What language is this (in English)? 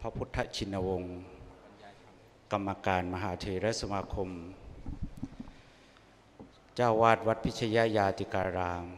Thai